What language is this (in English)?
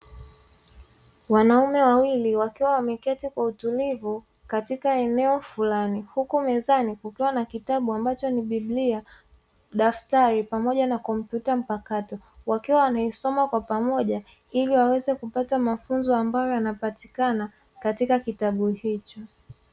Swahili